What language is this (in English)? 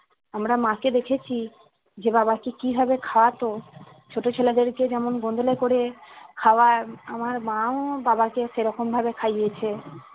Bangla